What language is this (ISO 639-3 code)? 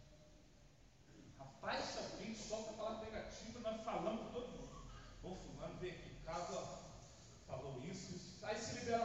por